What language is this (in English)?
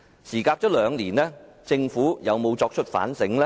Cantonese